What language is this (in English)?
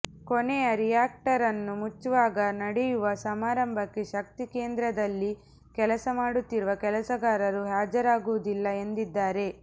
Kannada